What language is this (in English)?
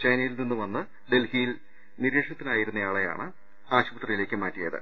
Malayalam